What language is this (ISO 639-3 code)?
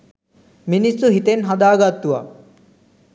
sin